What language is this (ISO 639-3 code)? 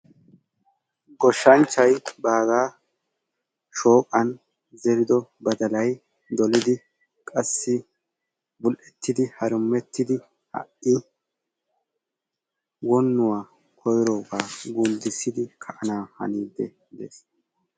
wal